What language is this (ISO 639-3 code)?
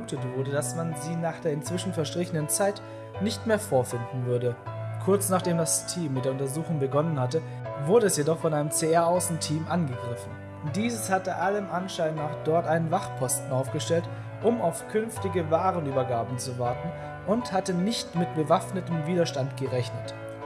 deu